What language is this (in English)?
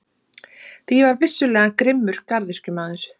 Icelandic